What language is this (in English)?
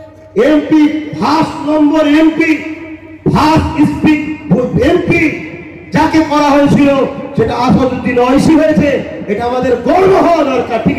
Bangla